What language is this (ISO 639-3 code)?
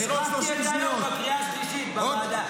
heb